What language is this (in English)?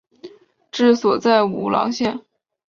Chinese